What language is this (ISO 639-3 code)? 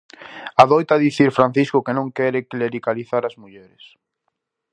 glg